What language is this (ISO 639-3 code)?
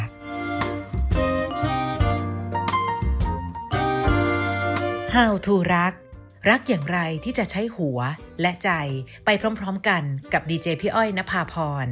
tha